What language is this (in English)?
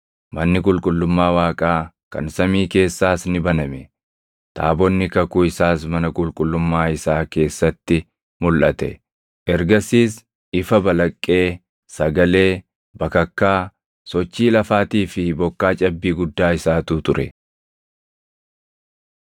Oromo